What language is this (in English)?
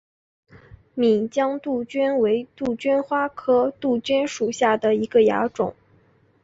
Chinese